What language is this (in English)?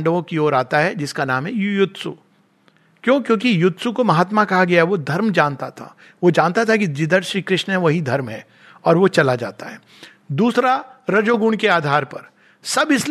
Hindi